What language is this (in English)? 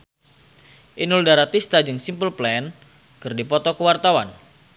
Sundanese